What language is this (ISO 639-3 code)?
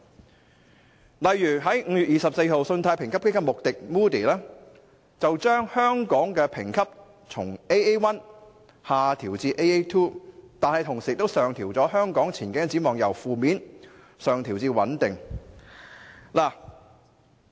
yue